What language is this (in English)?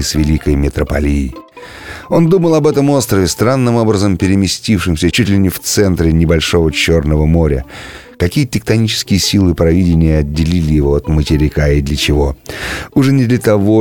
Russian